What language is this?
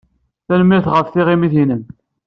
Kabyle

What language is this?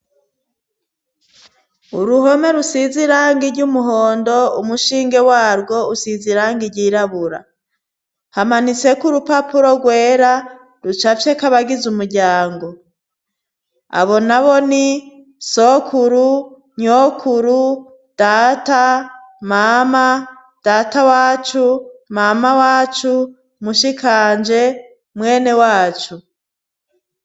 Rundi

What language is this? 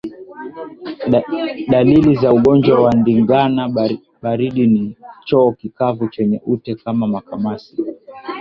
Swahili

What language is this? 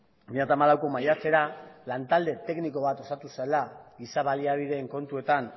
Basque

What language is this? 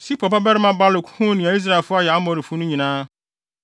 Akan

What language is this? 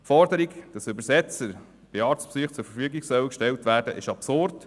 Swiss German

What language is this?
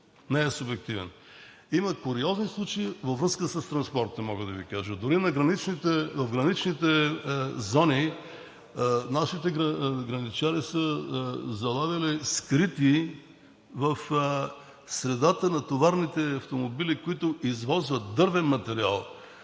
Bulgarian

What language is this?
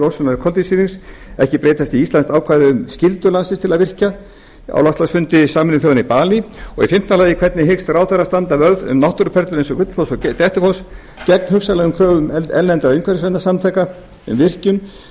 Icelandic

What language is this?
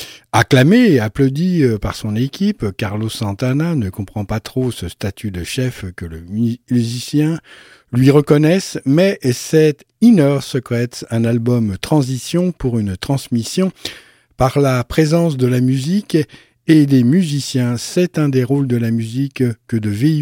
French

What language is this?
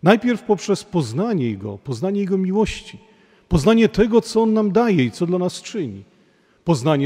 Polish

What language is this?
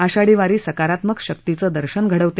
Marathi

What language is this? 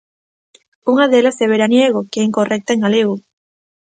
Galician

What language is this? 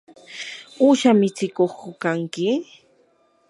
Yanahuanca Pasco Quechua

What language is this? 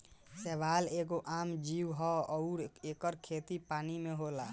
Bhojpuri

